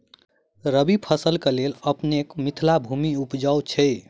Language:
Maithili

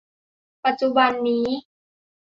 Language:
Thai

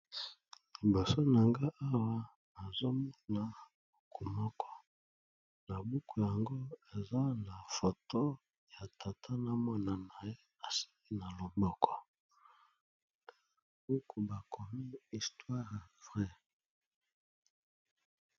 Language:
Lingala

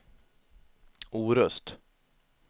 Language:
Swedish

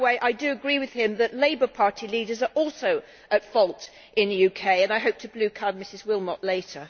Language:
English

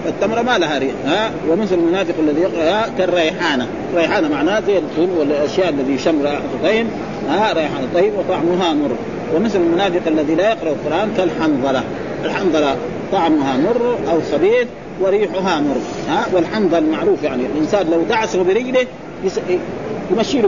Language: Arabic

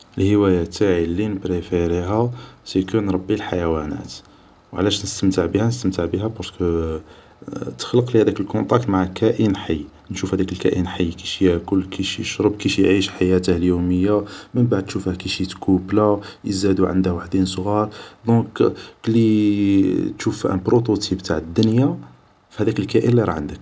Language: Algerian Arabic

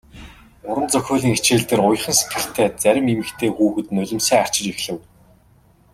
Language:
Mongolian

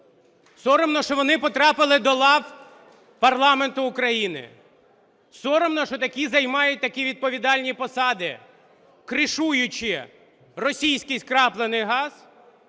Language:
Ukrainian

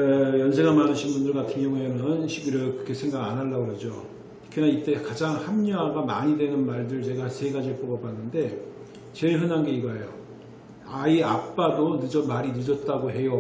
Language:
Korean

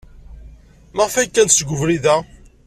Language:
Kabyle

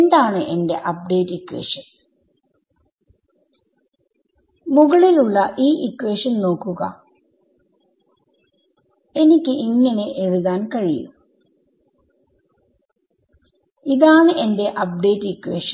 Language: Malayalam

